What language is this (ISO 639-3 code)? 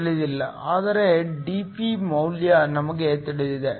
kan